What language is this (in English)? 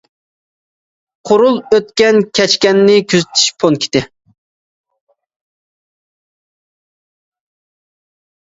Uyghur